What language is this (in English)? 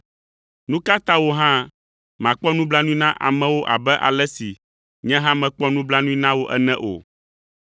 Ewe